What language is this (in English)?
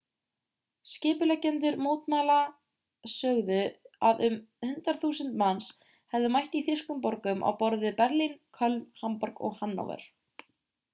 Icelandic